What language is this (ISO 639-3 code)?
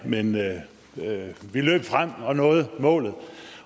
dan